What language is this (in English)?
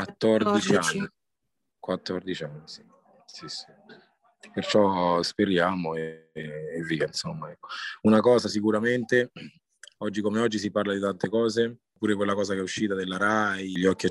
Italian